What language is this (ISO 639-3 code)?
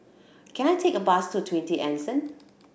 eng